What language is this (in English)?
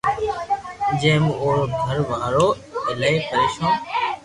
Loarki